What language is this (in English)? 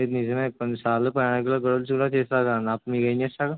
Telugu